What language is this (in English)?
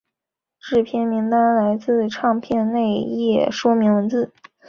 Chinese